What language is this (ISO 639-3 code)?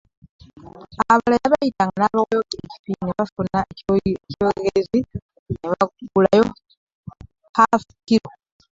lug